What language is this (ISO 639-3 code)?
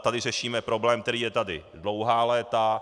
ces